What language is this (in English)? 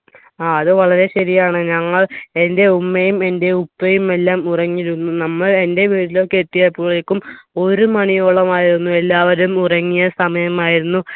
Malayalam